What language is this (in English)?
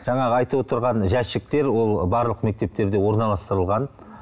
Kazakh